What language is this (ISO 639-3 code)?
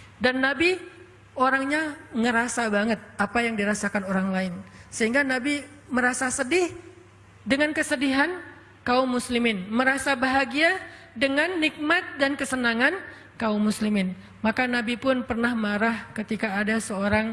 ind